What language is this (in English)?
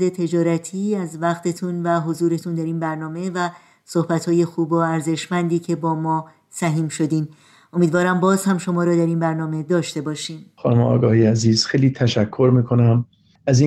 Persian